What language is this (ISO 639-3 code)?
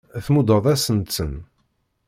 kab